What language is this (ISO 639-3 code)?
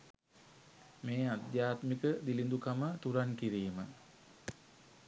sin